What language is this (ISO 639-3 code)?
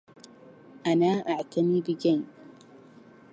ara